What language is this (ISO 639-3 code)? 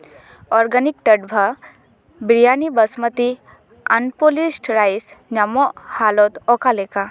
sat